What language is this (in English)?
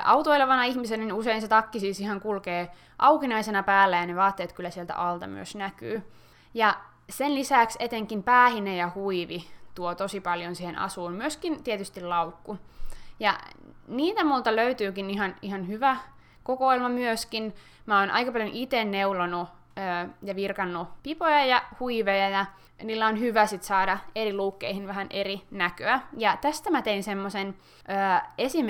Finnish